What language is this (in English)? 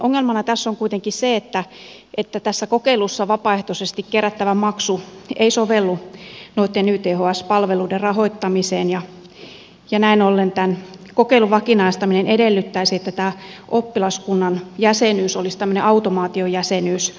Finnish